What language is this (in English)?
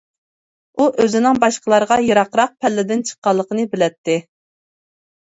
Uyghur